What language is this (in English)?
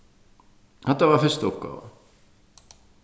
Faroese